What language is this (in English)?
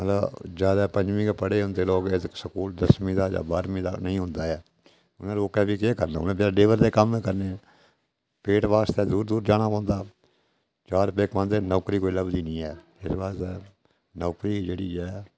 Dogri